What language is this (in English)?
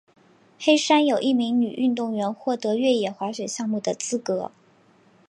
Chinese